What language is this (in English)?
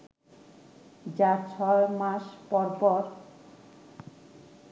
Bangla